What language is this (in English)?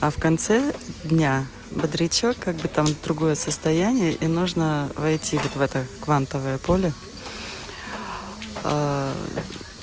Russian